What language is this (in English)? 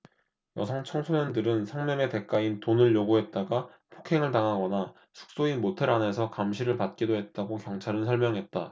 Korean